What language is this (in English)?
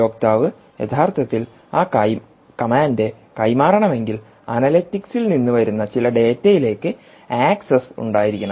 Malayalam